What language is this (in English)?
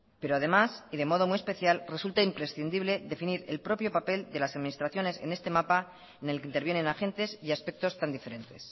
Spanish